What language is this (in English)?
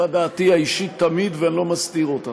Hebrew